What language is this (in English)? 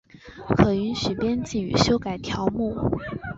Chinese